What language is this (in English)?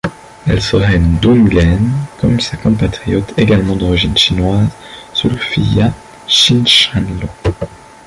French